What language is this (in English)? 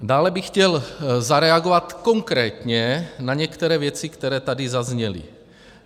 Czech